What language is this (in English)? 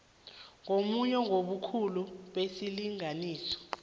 South Ndebele